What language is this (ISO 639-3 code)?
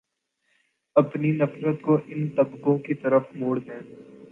urd